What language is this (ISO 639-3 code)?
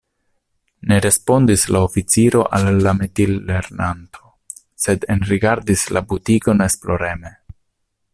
epo